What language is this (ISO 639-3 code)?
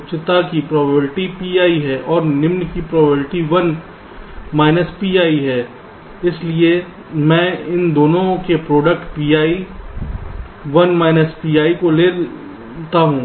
hin